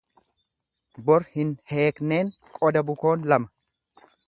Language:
Oromo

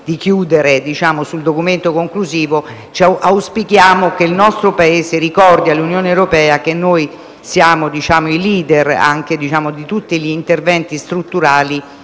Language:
Italian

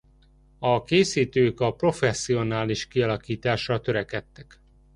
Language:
Hungarian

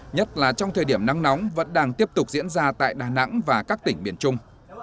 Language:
Vietnamese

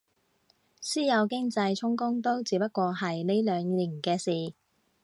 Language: Cantonese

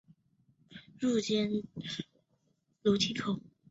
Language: Chinese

